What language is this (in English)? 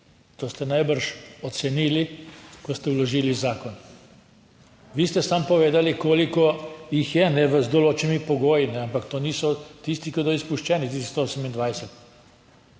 Slovenian